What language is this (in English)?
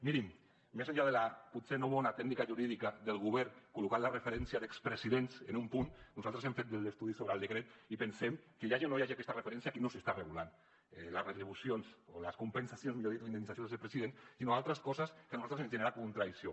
Catalan